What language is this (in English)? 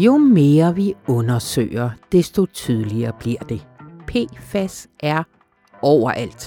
Danish